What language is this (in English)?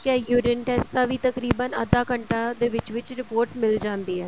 Punjabi